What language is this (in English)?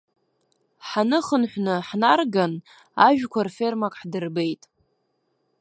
Abkhazian